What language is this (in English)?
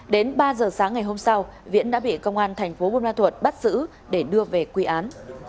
Vietnamese